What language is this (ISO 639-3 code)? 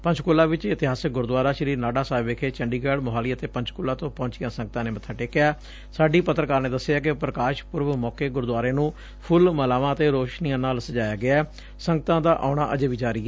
pan